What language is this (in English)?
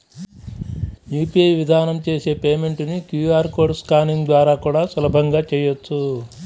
Telugu